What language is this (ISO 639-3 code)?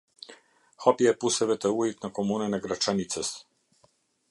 sqi